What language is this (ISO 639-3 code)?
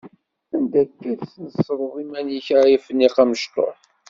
kab